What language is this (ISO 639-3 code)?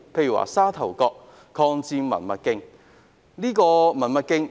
yue